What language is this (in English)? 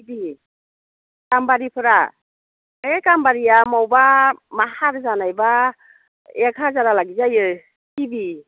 Bodo